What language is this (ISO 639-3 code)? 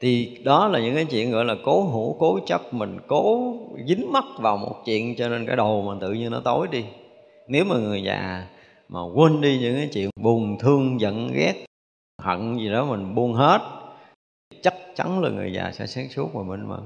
vie